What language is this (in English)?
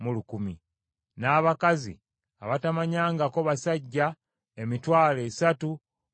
Ganda